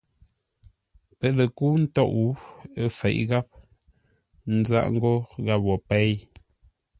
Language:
Ngombale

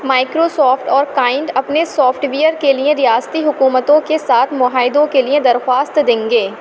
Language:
Urdu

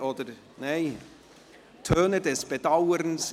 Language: Swiss German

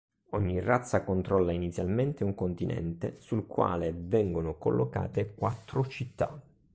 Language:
Italian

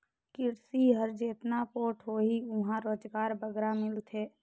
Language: Chhattisgarhi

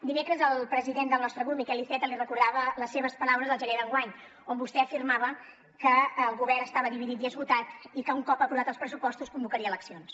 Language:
Catalan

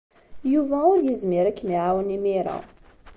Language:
Kabyle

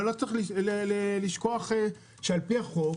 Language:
Hebrew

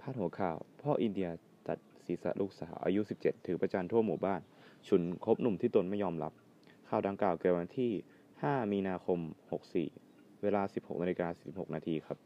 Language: Thai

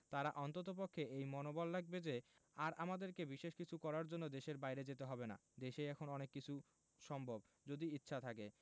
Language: Bangla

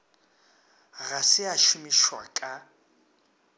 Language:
Northern Sotho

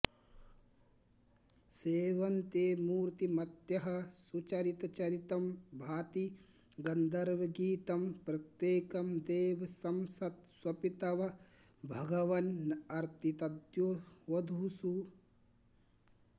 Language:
Sanskrit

